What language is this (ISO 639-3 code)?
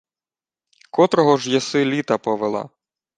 ukr